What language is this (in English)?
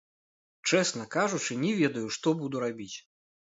Belarusian